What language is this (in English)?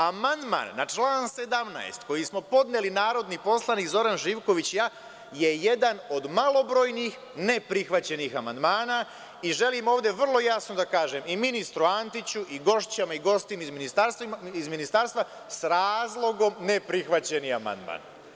Serbian